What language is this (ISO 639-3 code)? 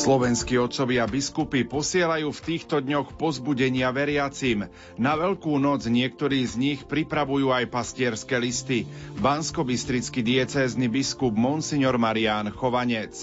slk